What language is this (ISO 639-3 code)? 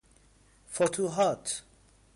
fas